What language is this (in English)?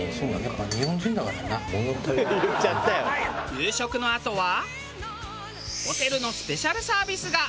Japanese